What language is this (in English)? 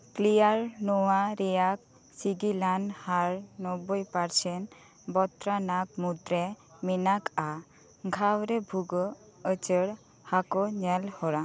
Santali